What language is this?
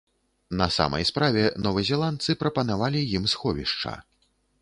Belarusian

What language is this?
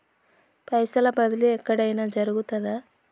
Telugu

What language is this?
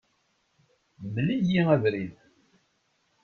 Kabyle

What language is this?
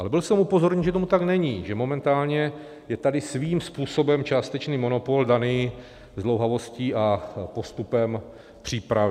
Czech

